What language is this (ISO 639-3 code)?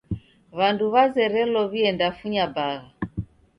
dav